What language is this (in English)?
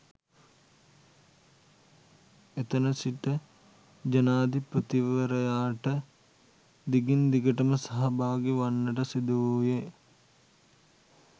Sinhala